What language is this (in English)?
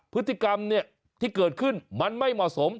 Thai